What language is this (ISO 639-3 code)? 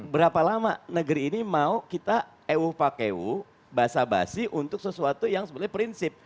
ind